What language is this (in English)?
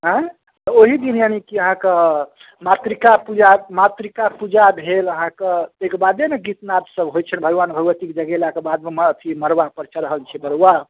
Maithili